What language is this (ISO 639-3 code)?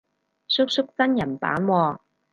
yue